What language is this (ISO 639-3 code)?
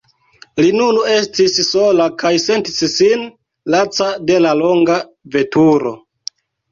epo